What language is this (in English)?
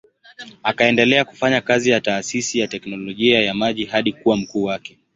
Swahili